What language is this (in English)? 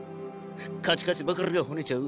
Japanese